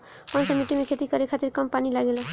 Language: Bhojpuri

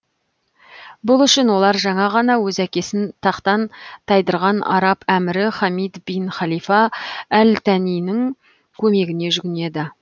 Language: Kazakh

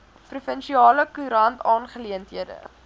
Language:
Afrikaans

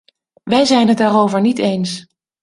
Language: Dutch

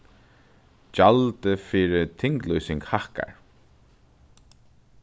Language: Faroese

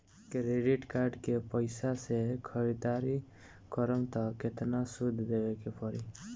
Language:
Bhojpuri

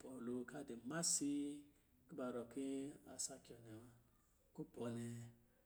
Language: Lijili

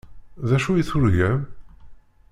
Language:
Kabyle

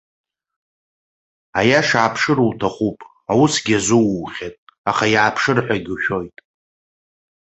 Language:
Abkhazian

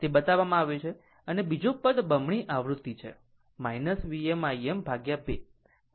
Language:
Gujarati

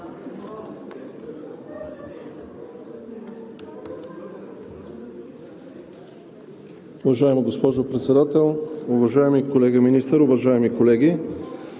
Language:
Bulgarian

